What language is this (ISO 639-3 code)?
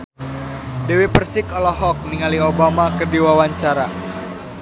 sun